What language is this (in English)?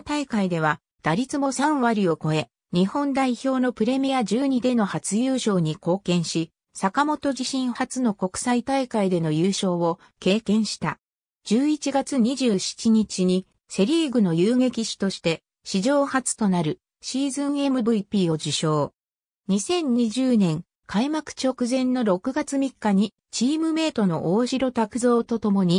Japanese